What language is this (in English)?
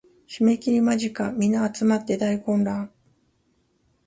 Japanese